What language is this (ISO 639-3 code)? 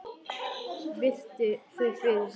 isl